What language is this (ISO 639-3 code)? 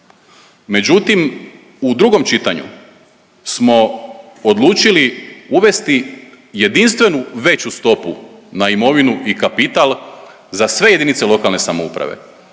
hrv